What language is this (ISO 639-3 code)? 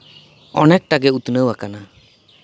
sat